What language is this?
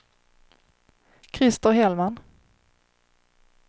Swedish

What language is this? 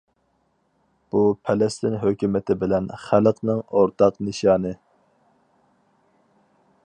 Uyghur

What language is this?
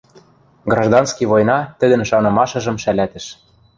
Western Mari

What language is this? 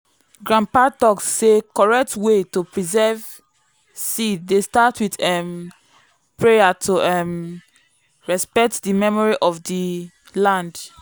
Nigerian Pidgin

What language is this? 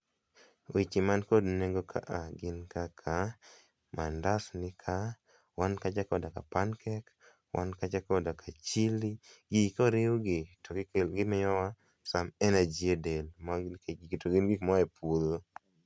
Luo (Kenya and Tanzania)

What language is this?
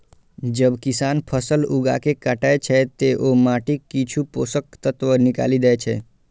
Maithili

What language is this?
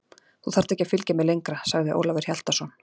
Icelandic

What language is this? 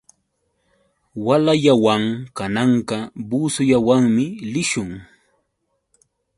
Yauyos Quechua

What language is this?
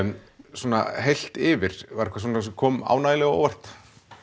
Icelandic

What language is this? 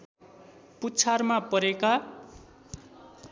Nepali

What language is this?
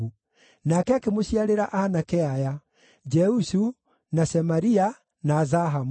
Kikuyu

